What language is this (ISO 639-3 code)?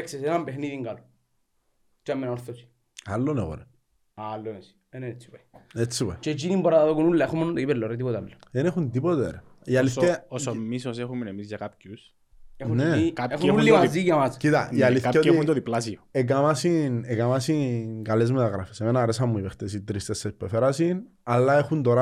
ell